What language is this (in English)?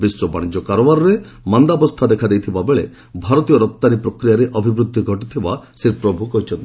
Odia